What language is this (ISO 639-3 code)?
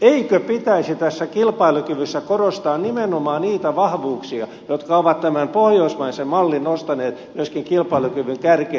fin